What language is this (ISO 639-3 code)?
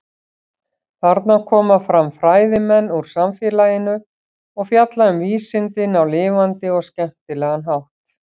isl